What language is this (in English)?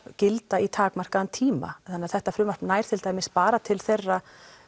Icelandic